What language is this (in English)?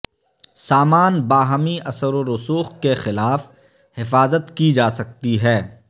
Urdu